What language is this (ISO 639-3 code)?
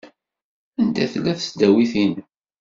kab